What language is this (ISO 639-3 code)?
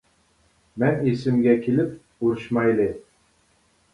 uig